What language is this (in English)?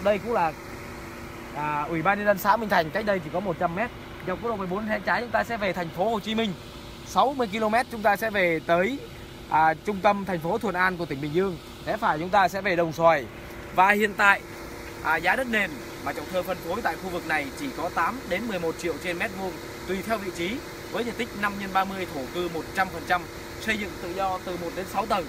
Vietnamese